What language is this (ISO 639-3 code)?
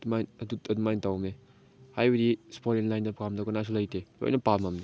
mni